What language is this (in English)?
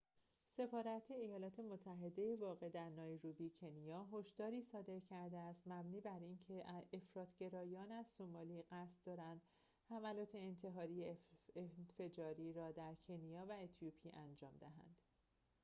Persian